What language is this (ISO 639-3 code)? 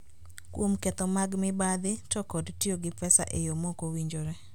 luo